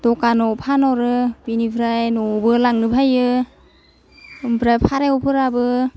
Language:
Bodo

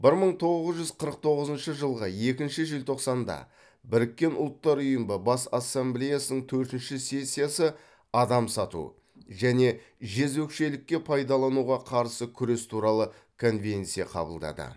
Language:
Kazakh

